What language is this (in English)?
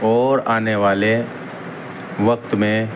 Urdu